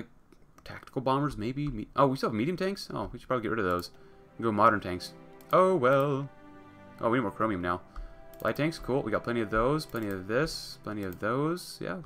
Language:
English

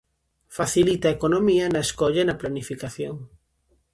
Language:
Galician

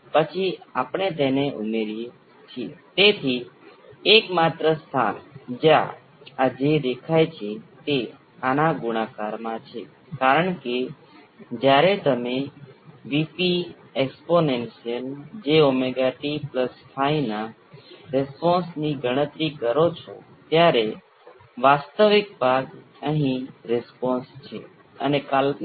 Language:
Gujarati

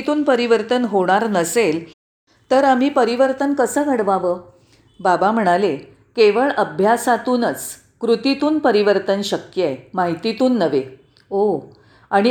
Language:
Marathi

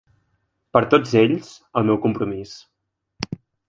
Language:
Catalan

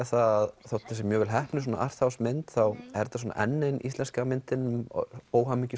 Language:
Icelandic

